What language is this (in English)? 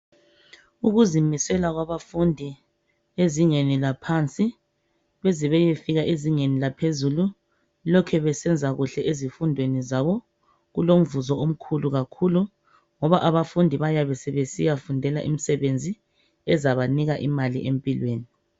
North Ndebele